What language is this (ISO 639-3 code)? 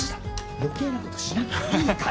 jpn